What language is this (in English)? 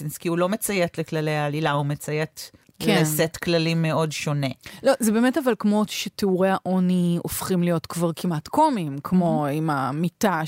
Hebrew